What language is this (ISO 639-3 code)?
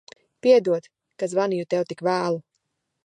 lav